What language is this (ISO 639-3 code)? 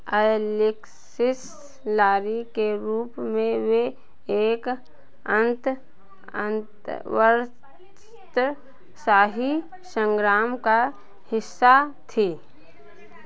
hin